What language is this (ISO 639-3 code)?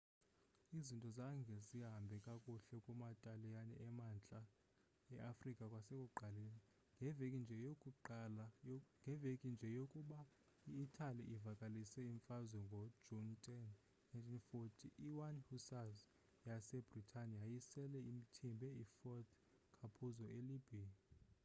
xho